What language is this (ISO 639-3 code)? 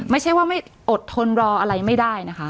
tha